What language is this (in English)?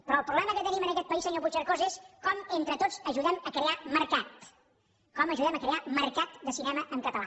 Catalan